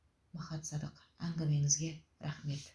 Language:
Kazakh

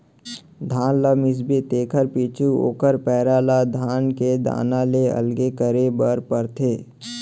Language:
Chhattisgarhi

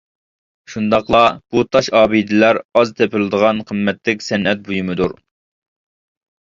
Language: Uyghur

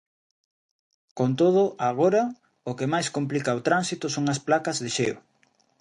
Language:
Galician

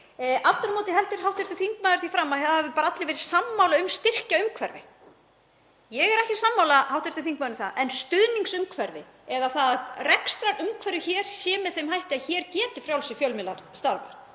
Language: Icelandic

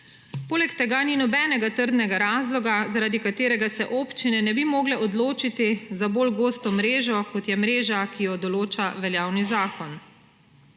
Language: Slovenian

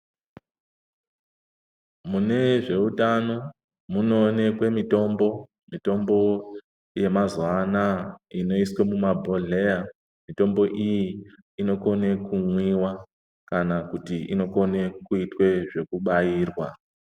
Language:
Ndau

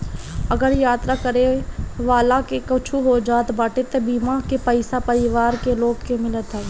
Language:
Bhojpuri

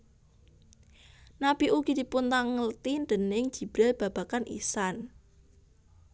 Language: Javanese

